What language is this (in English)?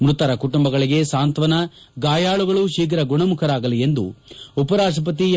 Kannada